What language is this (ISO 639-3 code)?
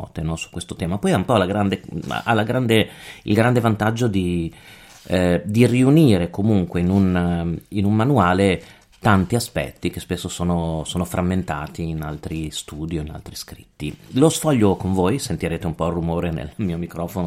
ita